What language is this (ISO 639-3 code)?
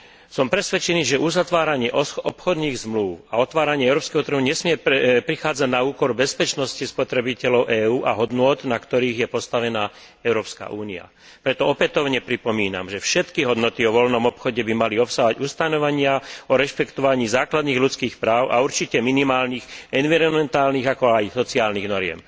slk